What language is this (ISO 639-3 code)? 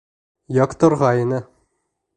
bak